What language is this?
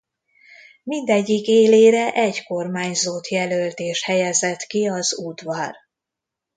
Hungarian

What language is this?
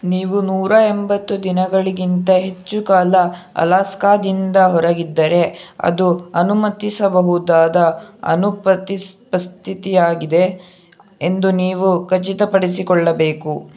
Kannada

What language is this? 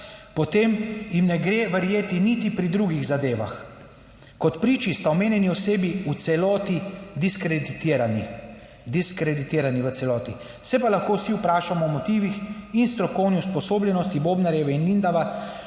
Slovenian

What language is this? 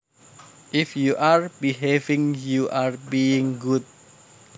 Javanese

